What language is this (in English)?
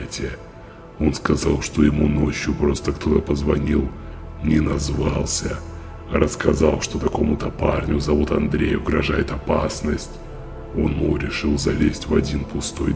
Russian